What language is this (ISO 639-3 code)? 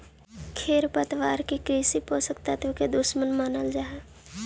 mag